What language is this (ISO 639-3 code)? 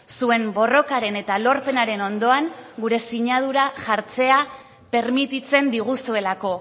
eus